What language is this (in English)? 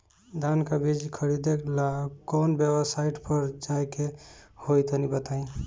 Bhojpuri